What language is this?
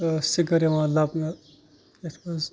Kashmiri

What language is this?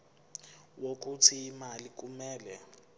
Zulu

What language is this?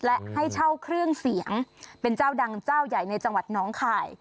Thai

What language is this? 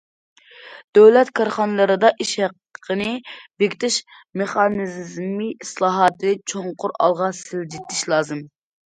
Uyghur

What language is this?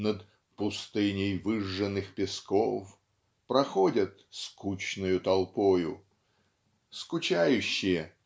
Russian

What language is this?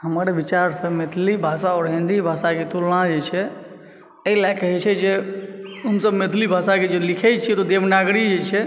Maithili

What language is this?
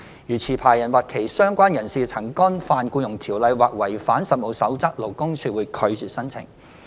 Cantonese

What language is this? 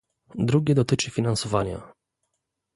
Polish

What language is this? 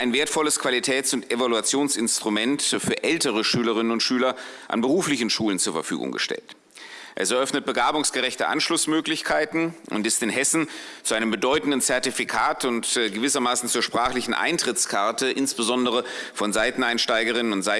German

